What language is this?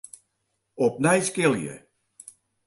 Western Frisian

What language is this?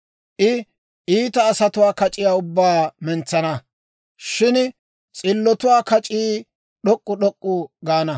Dawro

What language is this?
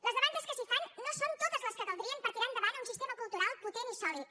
Catalan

